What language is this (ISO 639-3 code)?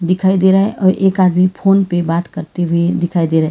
hin